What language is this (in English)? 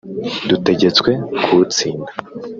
Kinyarwanda